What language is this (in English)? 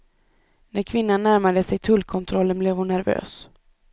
Swedish